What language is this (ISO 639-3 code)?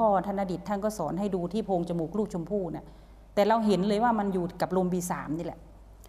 tha